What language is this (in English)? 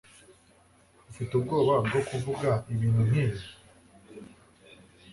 Kinyarwanda